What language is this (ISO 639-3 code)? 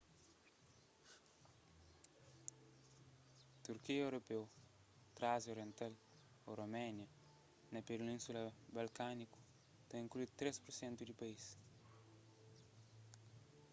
kea